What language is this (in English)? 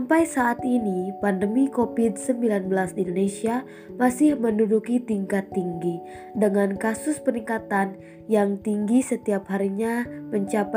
Indonesian